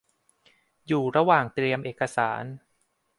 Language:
Thai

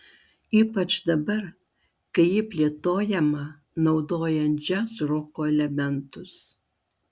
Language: Lithuanian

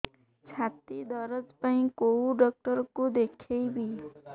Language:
Odia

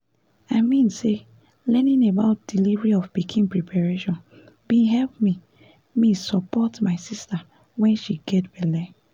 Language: Nigerian Pidgin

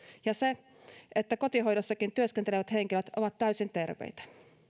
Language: Finnish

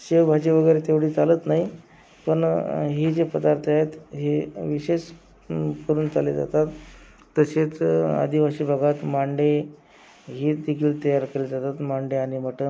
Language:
Marathi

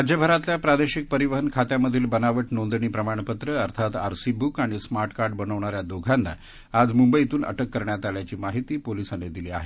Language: Marathi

